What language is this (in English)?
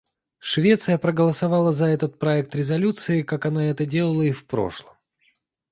Russian